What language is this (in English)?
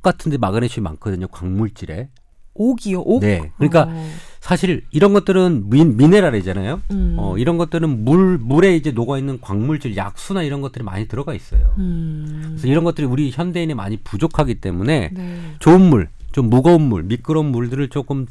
Korean